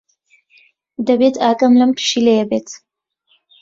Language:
Central Kurdish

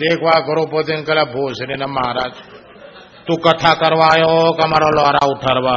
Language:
Gujarati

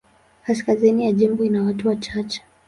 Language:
Swahili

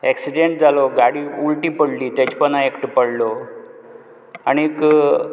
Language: Konkani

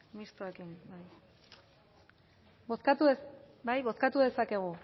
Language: Basque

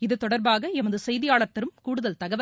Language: Tamil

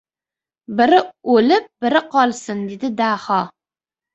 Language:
Uzbek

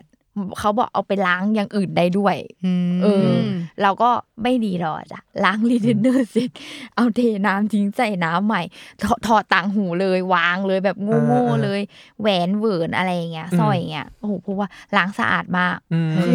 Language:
Thai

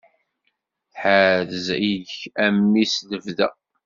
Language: Kabyle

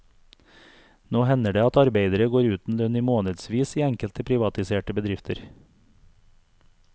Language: Norwegian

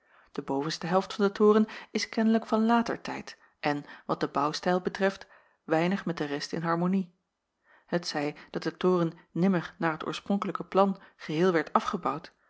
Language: Dutch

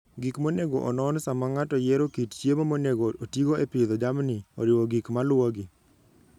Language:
Luo (Kenya and Tanzania)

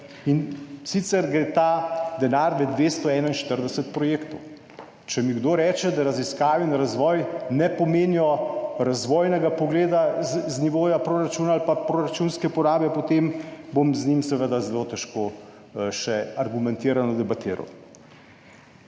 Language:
Slovenian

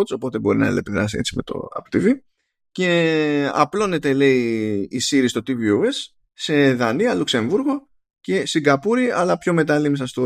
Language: Greek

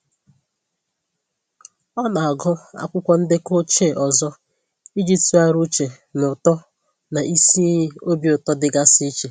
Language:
Igbo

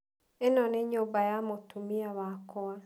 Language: Kikuyu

